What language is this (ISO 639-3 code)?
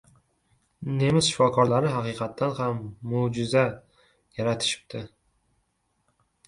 uzb